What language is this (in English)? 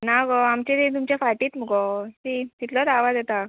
Konkani